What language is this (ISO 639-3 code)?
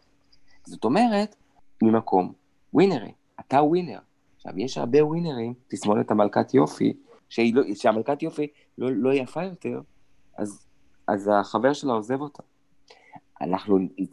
heb